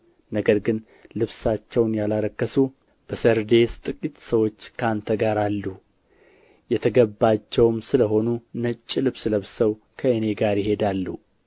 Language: Amharic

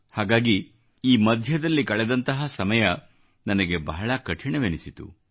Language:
Kannada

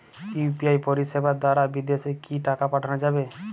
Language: Bangla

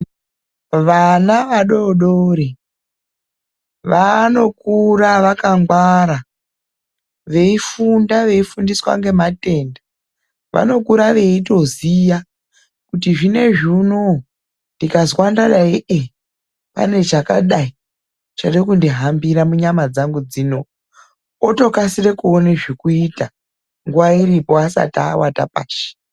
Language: Ndau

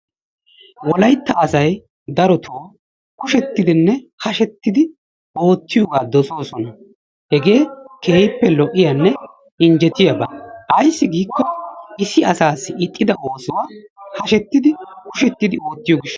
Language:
Wolaytta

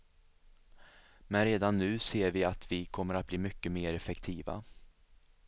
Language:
Swedish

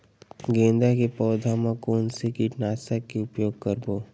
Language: Chhattisgarhi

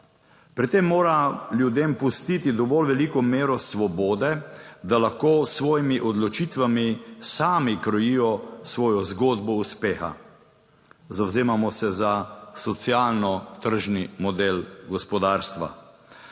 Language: Slovenian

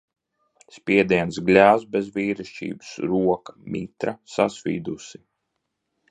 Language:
Latvian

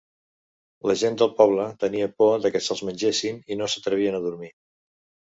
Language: Catalan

